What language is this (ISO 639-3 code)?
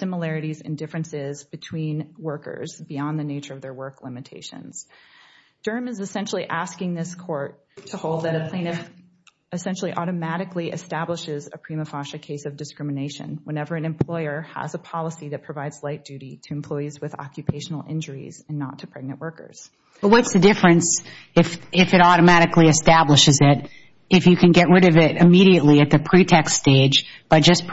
eng